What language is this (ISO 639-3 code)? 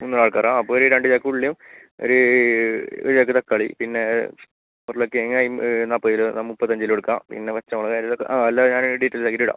mal